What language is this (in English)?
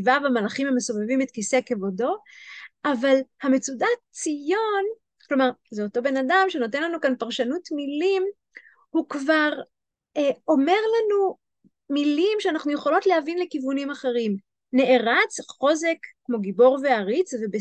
Hebrew